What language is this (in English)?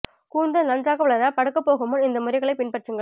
Tamil